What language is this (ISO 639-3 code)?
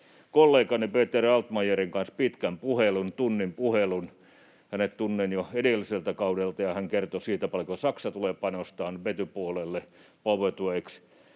fin